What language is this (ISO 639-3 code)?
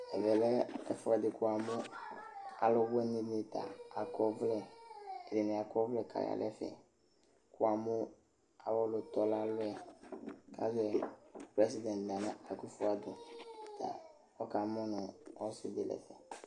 kpo